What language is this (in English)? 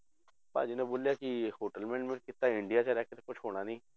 Punjabi